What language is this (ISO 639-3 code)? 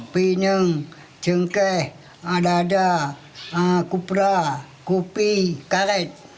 ind